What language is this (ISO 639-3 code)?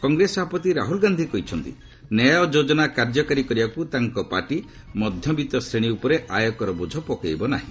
ori